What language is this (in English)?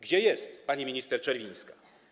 Polish